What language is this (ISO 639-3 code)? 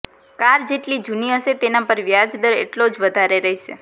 guj